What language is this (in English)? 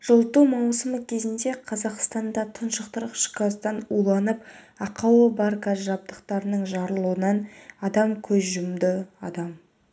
Kazakh